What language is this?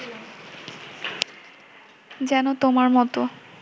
Bangla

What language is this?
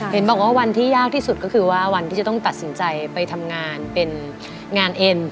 Thai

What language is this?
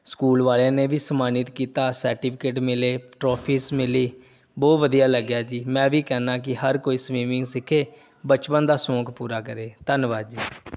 Punjabi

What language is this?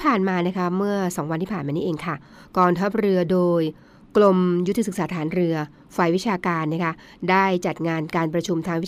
Thai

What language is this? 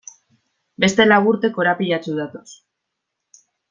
Basque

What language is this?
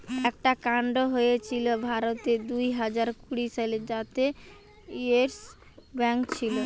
Bangla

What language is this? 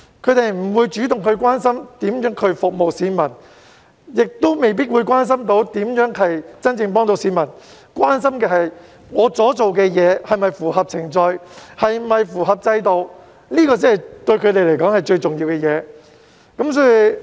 Cantonese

